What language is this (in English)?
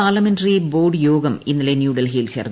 Malayalam